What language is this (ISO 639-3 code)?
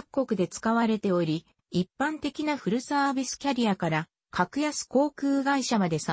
jpn